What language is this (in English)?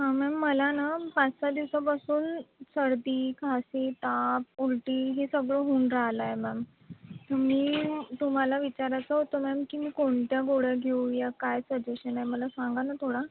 Marathi